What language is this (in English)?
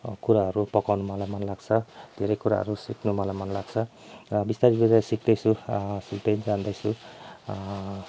Nepali